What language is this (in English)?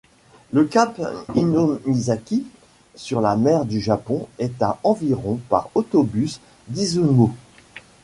French